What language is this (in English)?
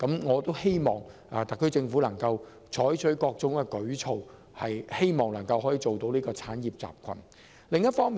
Cantonese